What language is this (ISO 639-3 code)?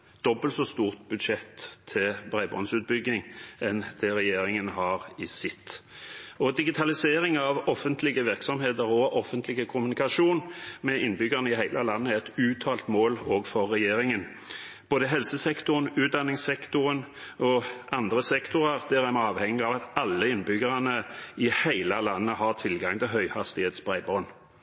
nob